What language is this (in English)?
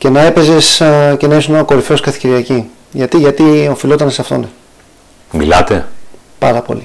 Greek